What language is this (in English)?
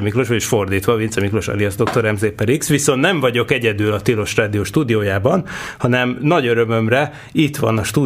Hungarian